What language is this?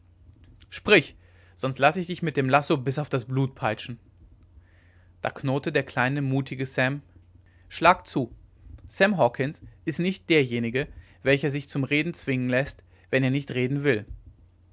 German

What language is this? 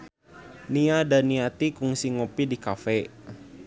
Sundanese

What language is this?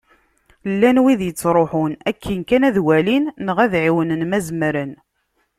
Kabyle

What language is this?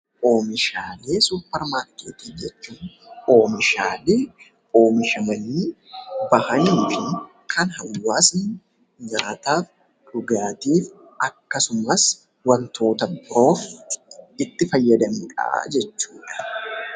Oromo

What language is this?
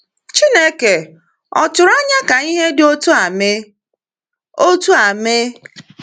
Igbo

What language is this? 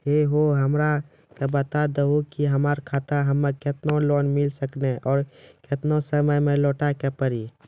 Maithili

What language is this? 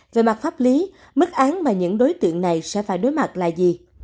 Vietnamese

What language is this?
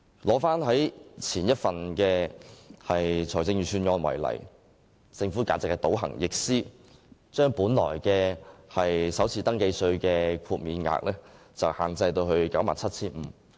Cantonese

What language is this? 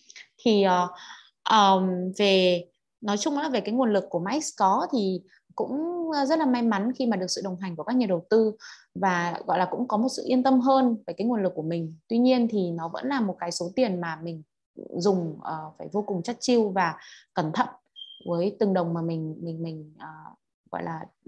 Vietnamese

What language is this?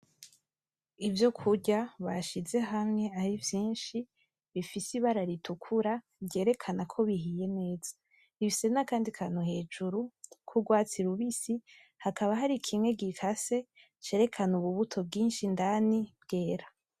Rundi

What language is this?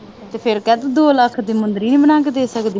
Punjabi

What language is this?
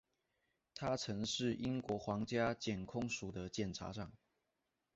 Chinese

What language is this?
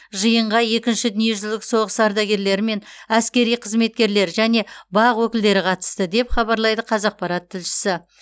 Kazakh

